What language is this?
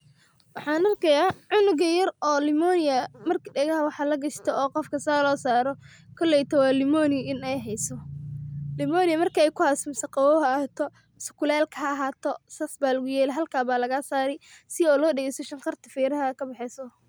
Somali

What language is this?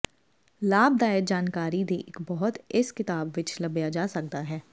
Punjabi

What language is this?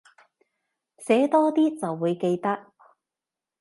Cantonese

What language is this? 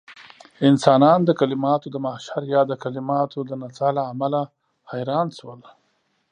Pashto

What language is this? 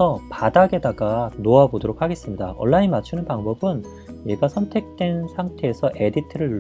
Korean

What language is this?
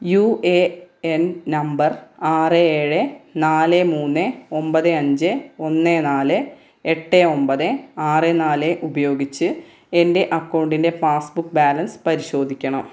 Malayalam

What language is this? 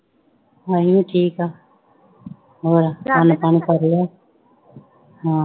Punjabi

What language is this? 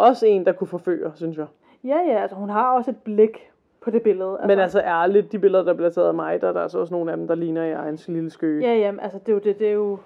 Danish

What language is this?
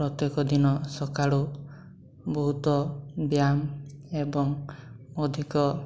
Odia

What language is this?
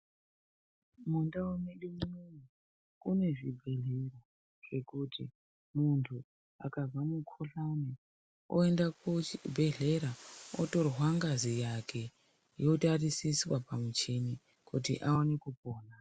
Ndau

